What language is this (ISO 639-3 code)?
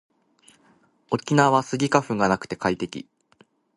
jpn